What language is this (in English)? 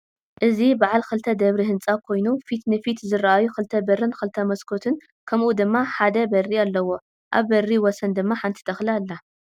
Tigrinya